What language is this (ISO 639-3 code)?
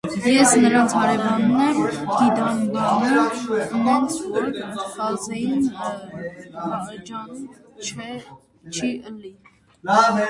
hye